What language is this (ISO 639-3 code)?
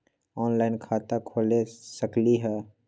mag